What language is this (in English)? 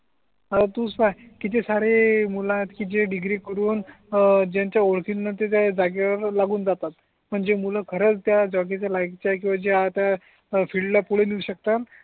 Marathi